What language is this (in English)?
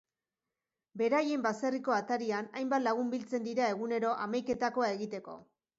Basque